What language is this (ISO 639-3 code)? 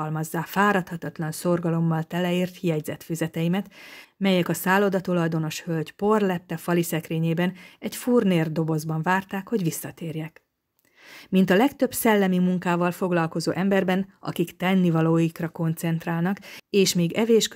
hun